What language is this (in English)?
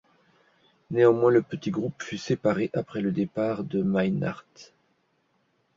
French